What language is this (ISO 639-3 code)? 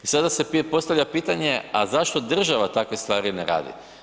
hrv